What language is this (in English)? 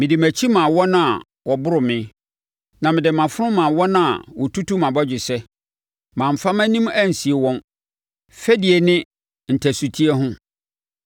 Akan